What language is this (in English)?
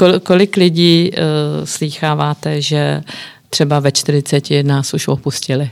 Czech